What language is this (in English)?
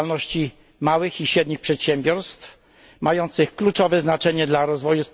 Polish